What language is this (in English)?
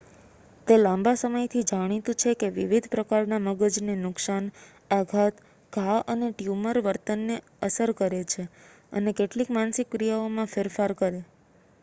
Gujarati